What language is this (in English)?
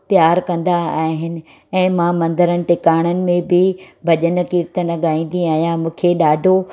Sindhi